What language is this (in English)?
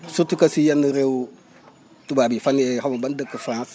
Wolof